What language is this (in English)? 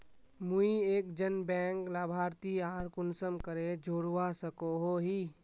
Magahi